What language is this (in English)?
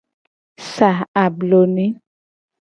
Gen